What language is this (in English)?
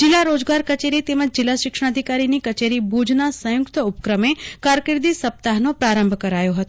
Gujarati